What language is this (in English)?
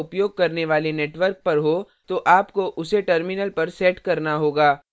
Hindi